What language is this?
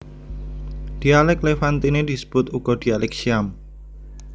Javanese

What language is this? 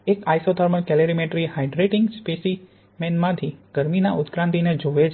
Gujarati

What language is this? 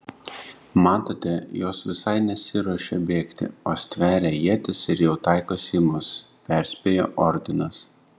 Lithuanian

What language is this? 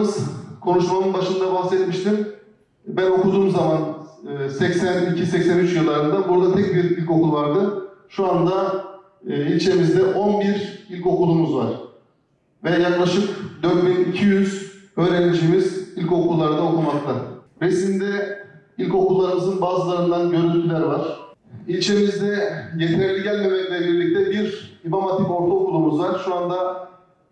Turkish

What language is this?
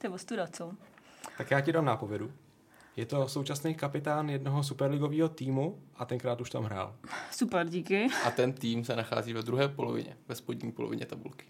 Czech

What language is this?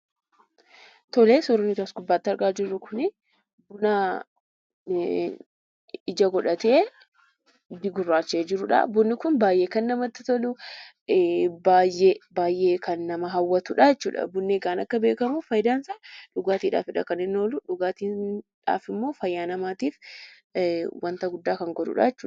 Oromo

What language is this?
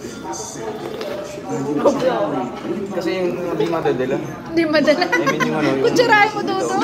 Filipino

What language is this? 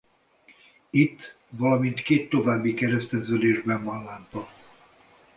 Hungarian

